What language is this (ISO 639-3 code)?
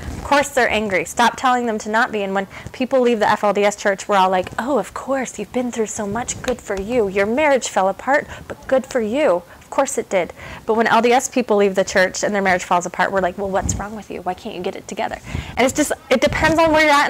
eng